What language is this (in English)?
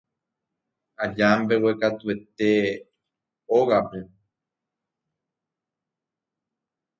Guarani